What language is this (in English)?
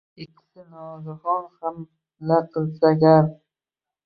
Uzbek